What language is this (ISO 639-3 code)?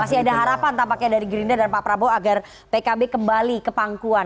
ind